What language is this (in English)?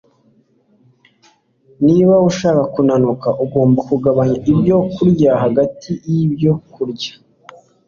Kinyarwanda